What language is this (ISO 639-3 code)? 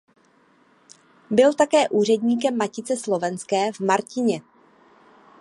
ces